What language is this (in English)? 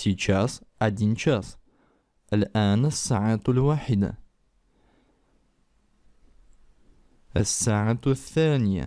Russian